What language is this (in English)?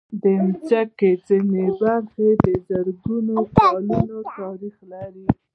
Pashto